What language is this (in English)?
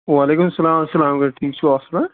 Kashmiri